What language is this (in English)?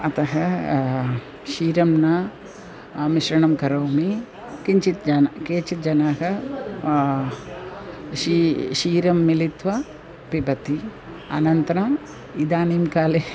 Sanskrit